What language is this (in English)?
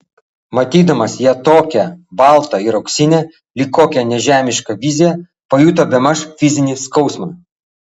Lithuanian